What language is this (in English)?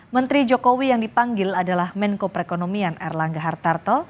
Indonesian